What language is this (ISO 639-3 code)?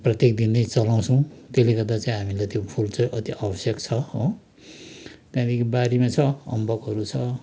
nep